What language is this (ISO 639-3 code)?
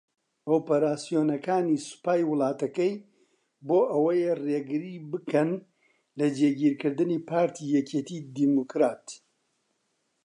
ckb